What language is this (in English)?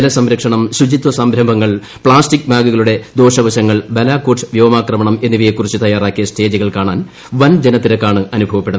Malayalam